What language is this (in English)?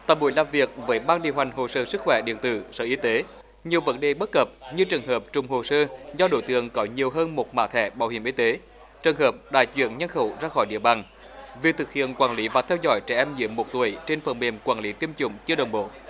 Vietnamese